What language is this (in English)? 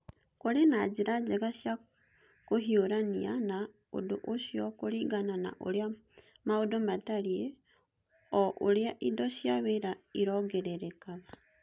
Kikuyu